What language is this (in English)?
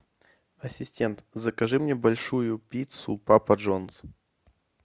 Russian